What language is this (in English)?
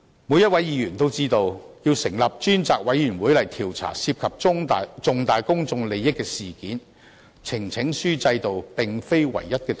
Cantonese